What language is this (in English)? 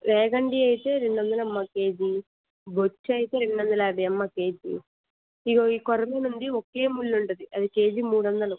Telugu